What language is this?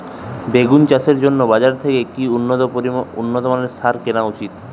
Bangla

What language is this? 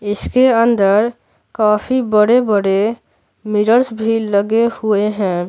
Hindi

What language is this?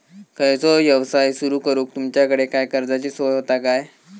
Marathi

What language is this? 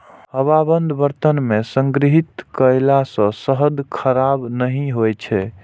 Maithili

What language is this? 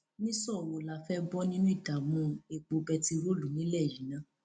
Yoruba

